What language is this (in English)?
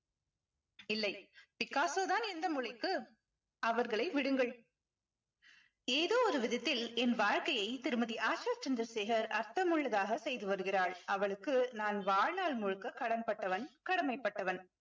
Tamil